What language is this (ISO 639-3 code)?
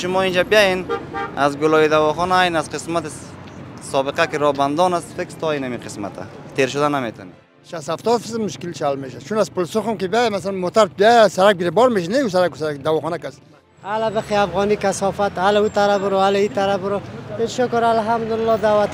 fas